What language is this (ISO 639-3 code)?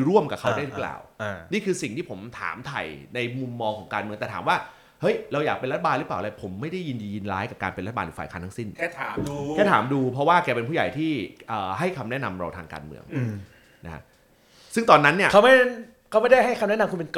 tha